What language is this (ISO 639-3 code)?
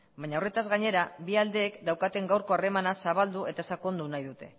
eus